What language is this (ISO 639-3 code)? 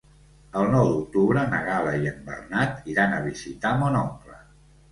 cat